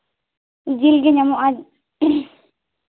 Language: Santali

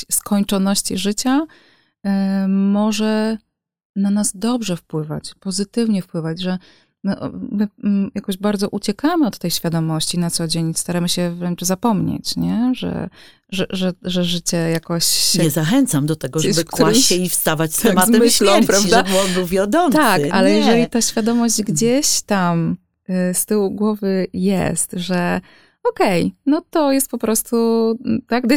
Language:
Polish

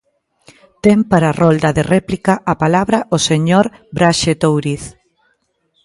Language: Galician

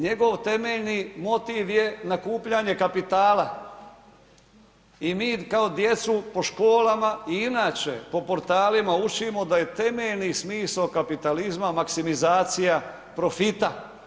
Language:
Croatian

